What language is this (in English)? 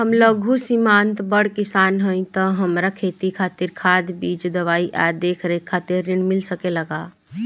Bhojpuri